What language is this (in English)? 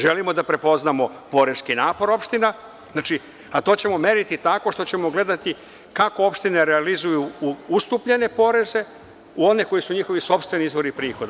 Serbian